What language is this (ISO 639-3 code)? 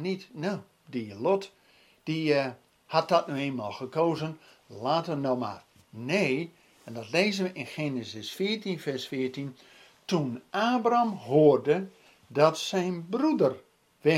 nld